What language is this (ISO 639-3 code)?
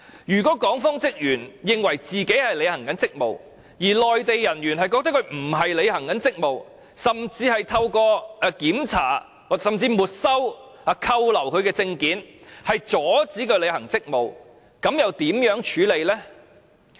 yue